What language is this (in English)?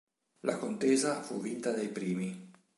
Italian